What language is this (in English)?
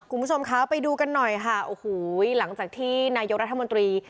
Thai